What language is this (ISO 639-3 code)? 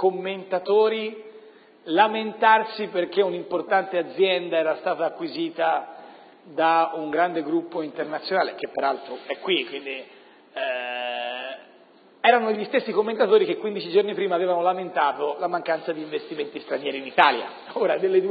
ita